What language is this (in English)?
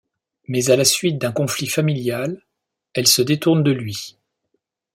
French